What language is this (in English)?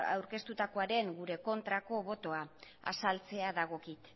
Basque